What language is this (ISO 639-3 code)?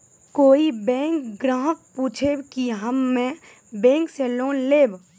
mai